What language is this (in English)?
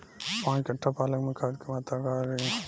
Bhojpuri